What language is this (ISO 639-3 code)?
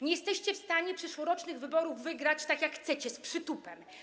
pol